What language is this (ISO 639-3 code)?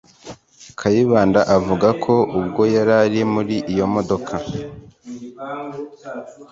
kin